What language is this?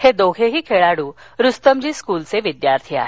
Marathi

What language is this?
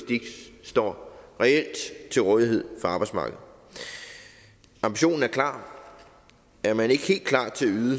Danish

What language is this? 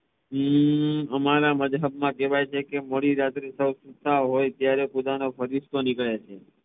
Gujarati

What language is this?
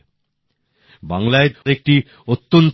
Bangla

